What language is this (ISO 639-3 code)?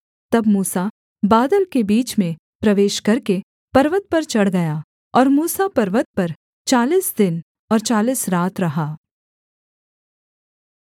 hin